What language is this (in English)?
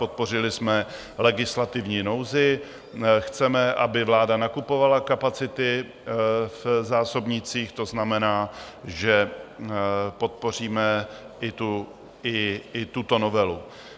Czech